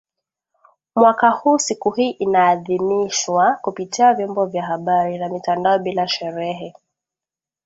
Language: Swahili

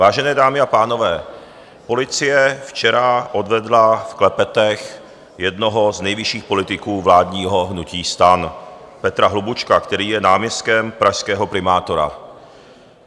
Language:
Czech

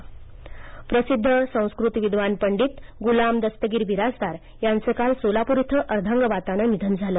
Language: Marathi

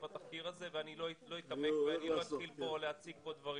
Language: Hebrew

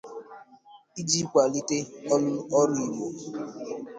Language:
Igbo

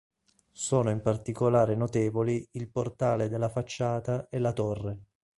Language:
Italian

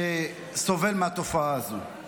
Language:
Hebrew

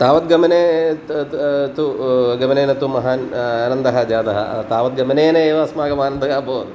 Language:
Sanskrit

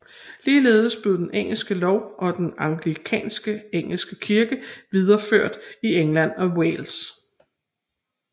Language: Danish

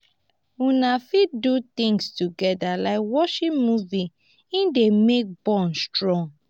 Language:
Nigerian Pidgin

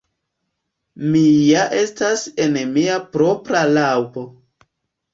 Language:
Esperanto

